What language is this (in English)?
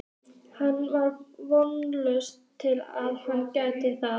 Icelandic